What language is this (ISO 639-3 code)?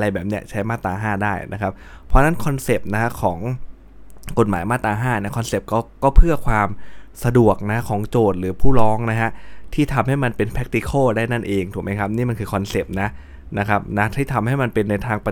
tha